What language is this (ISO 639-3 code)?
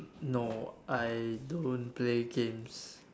eng